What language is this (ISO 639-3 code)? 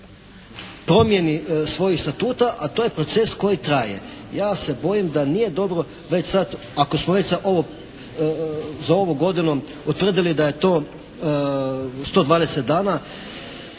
hrv